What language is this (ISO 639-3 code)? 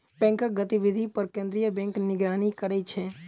mai